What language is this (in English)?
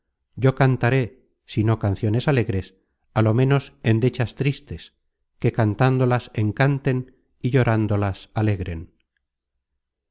Spanish